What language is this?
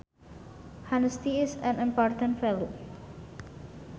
Sundanese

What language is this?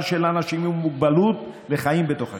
Hebrew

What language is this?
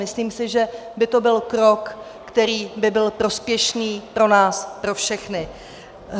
Czech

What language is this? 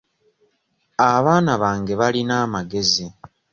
Ganda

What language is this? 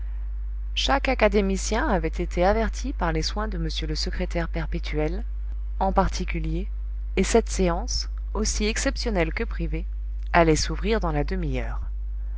French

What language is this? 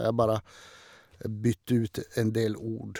Norwegian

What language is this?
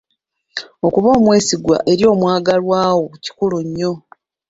Ganda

